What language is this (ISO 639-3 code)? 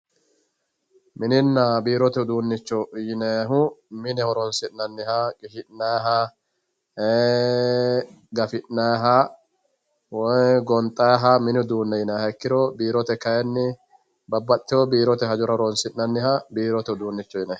sid